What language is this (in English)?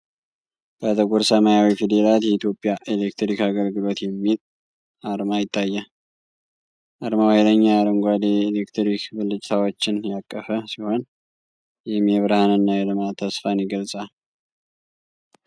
Amharic